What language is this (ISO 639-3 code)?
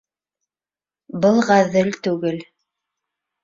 bak